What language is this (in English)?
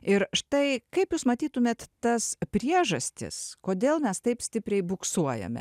Lithuanian